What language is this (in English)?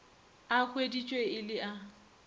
Northern Sotho